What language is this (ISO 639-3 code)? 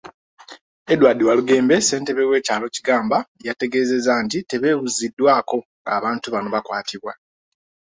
lug